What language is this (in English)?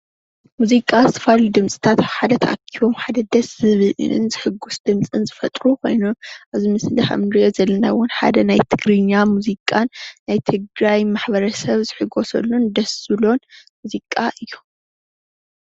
Tigrinya